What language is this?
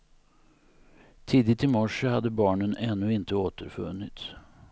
Swedish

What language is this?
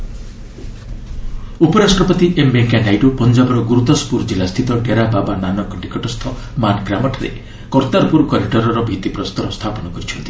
Odia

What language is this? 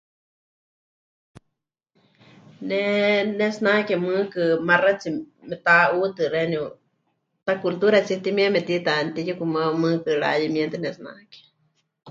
Huichol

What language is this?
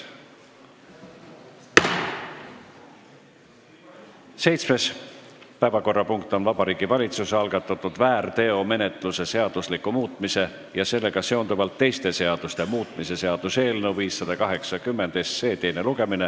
Estonian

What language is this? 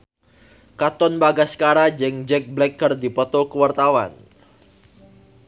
Sundanese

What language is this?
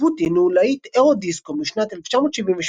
Hebrew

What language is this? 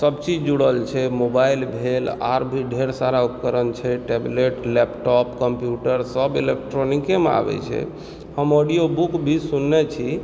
Maithili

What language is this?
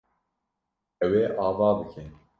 Kurdish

